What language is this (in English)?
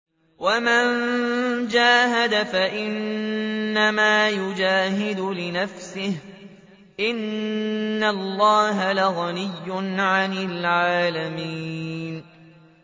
Arabic